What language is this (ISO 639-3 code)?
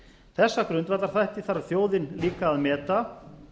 isl